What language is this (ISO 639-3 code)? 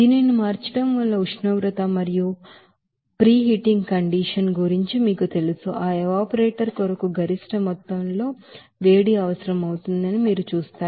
tel